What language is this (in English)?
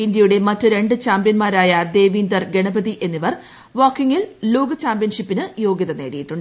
Malayalam